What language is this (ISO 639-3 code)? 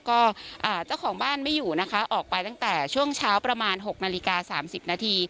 tha